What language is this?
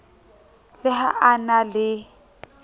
Southern Sotho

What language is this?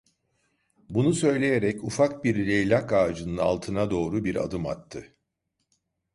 Turkish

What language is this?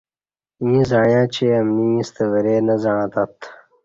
Kati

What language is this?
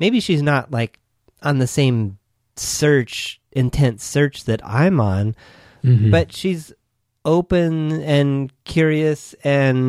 English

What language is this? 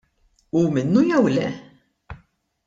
Maltese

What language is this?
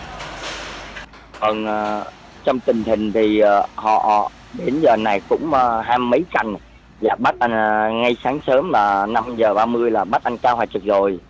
Vietnamese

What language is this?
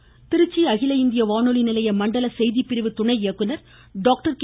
Tamil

